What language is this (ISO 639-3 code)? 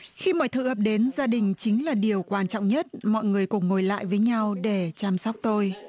vie